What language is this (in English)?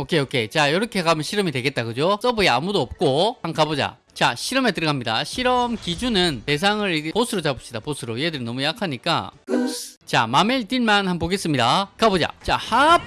Korean